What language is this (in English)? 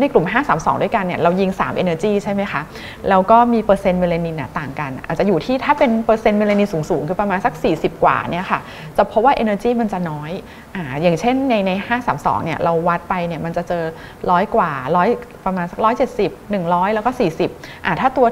Thai